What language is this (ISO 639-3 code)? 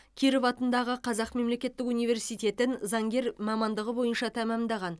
kaz